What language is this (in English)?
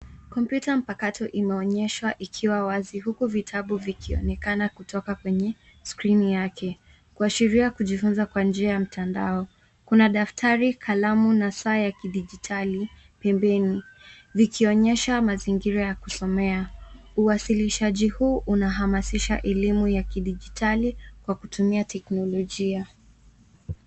Swahili